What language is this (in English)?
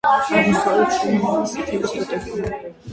Georgian